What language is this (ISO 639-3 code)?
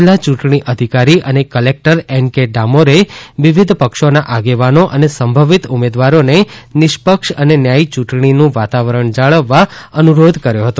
guj